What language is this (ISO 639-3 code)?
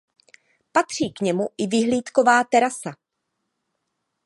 ces